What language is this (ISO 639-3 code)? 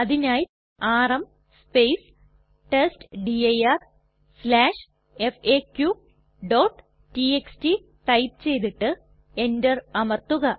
mal